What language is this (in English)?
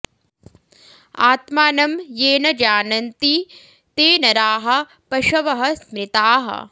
Sanskrit